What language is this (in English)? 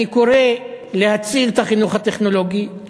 Hebrew